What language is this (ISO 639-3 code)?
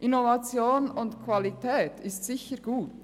gsw